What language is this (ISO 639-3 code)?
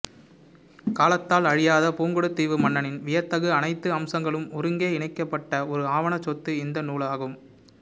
tam